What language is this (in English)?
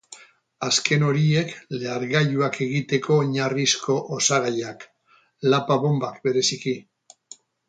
Basque